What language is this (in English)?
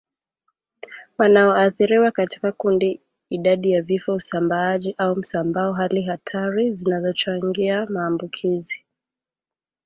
Swahili